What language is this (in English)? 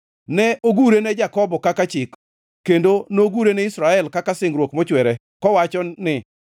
Luo (Kenya and Tanzania)